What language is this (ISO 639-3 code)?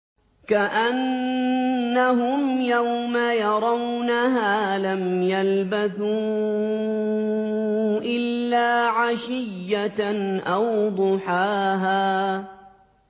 ara